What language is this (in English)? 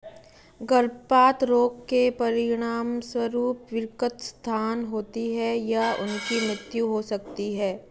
Hindi